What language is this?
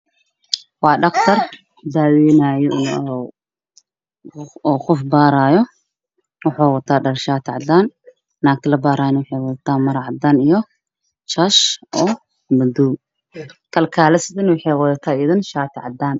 Somali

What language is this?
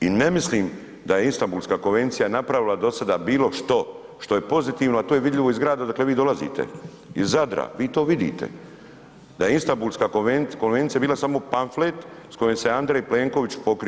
Croatian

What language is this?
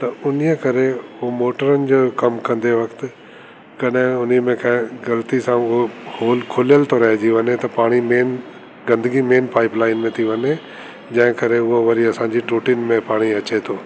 Sindhi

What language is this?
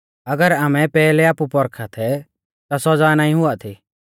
Mahasu Pahari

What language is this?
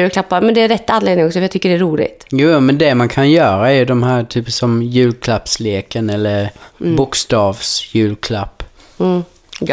Swedish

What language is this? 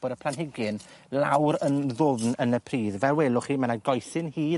Welsh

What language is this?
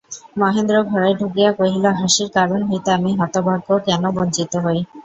Bangla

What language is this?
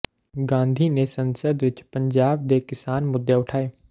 Punjabi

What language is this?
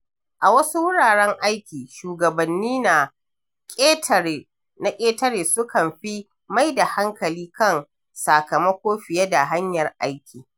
Hausa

